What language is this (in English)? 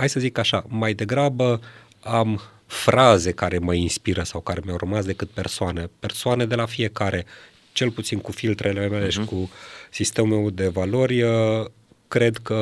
Romanian